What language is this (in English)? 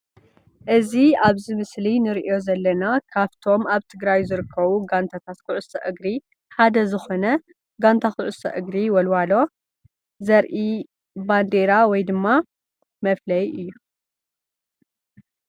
Tigrinya